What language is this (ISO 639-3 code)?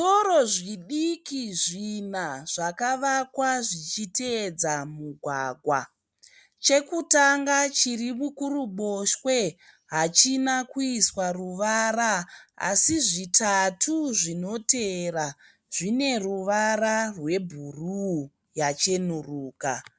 sna